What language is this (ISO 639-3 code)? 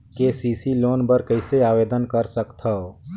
hne